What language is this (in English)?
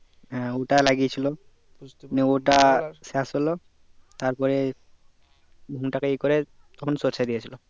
Bangla